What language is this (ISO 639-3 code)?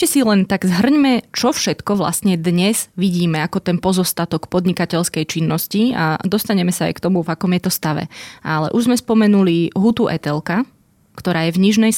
slk